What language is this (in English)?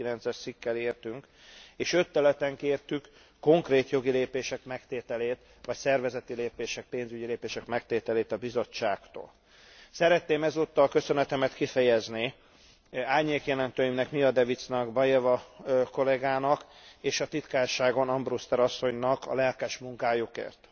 Hungarian